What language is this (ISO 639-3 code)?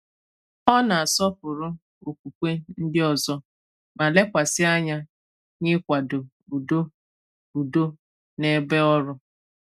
ibo